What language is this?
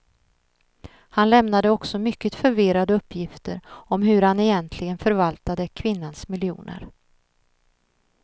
Swedish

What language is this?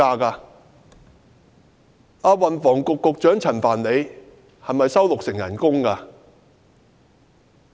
Cantonese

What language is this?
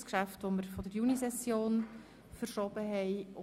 Swiss German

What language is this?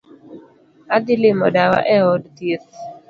Luo (Kenya and Tanzania)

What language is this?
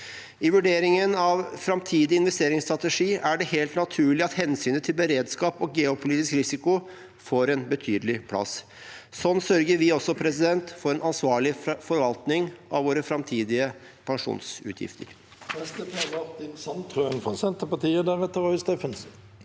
Norwegian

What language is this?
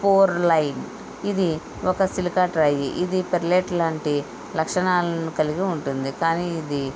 Telugu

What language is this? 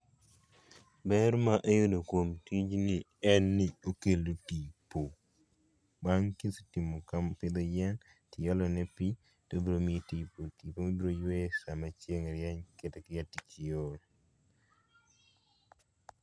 Luo (Kenya and Tanzania)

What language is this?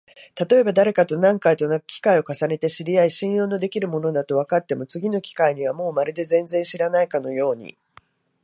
Japanese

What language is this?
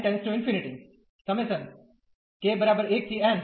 Gujarati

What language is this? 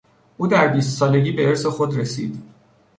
Persian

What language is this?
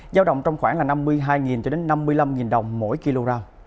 Vietnamese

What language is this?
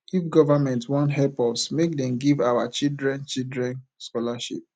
Nigerian Pidgin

